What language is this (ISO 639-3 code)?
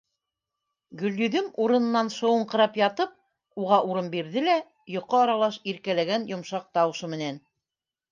bak